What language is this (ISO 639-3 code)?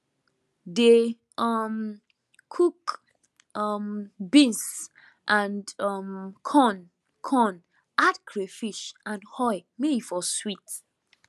pcm